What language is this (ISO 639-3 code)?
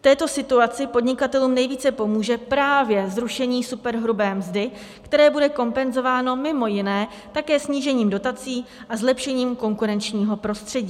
ces